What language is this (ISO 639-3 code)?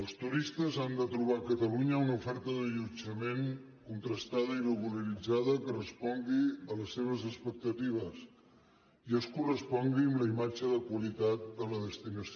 cat